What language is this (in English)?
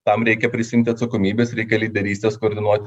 Lithuanian